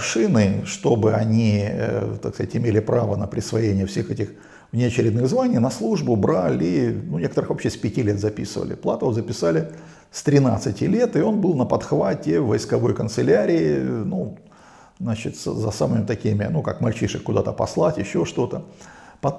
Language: Russian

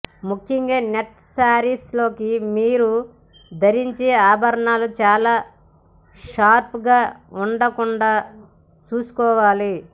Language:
Telugu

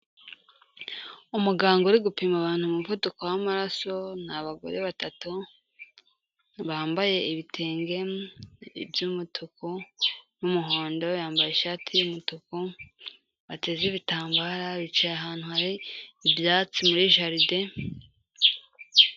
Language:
Kinyarwanda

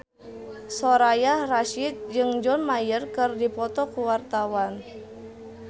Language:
Sundanese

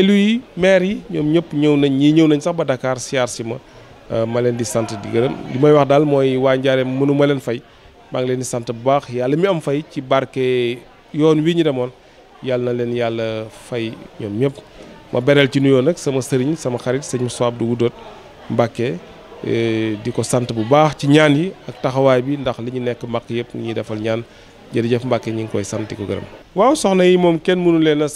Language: Arabic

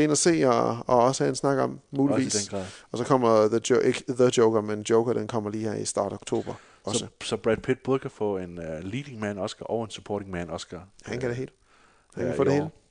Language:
Danish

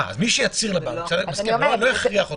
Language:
Hebrew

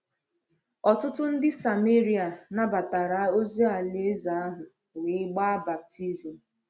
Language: Igbo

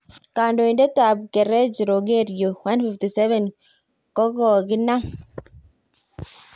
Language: Kalenjin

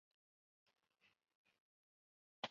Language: Chinese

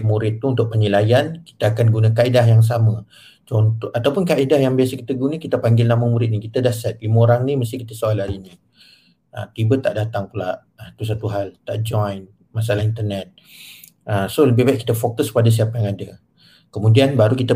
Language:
Malay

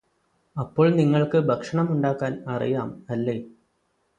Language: Malayalam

